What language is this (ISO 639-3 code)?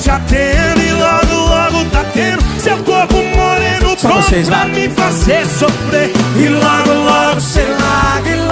por